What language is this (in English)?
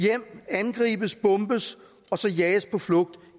Danish